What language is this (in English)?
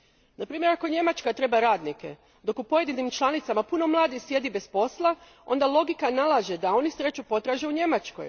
Croatian